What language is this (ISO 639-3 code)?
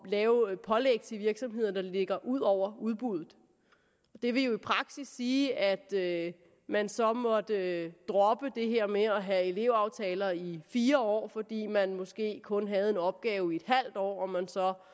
dan